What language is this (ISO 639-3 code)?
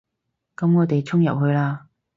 yue